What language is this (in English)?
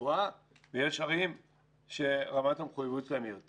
Hebrew